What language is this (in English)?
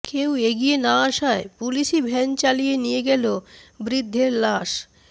Bangla